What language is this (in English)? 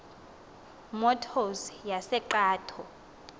Xhosa